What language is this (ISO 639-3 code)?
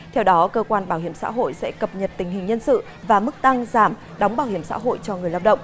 vie